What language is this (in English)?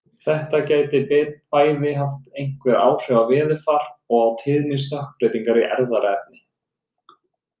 Icelandic